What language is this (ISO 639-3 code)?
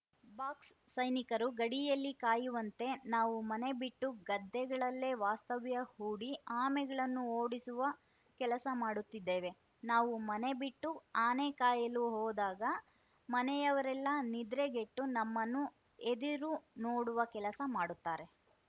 kan